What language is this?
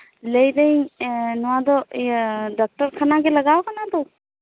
Santali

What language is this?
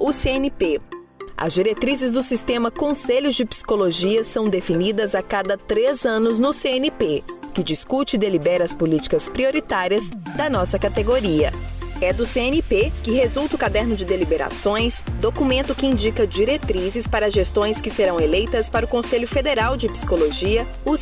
Portuguese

